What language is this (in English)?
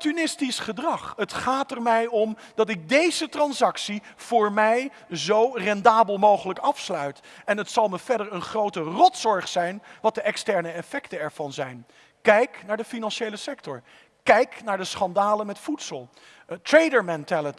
Dutch